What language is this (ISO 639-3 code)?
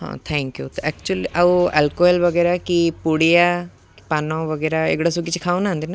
ori